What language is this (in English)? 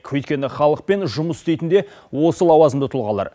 Kazakh